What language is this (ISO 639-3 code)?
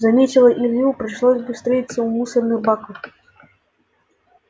rus